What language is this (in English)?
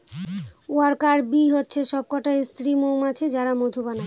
Bangla